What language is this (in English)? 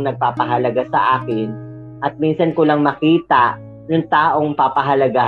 Filipino